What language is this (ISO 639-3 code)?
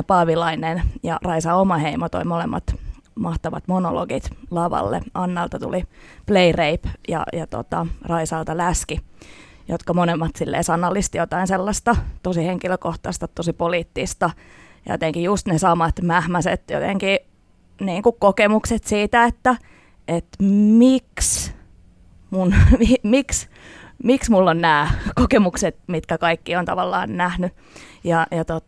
fin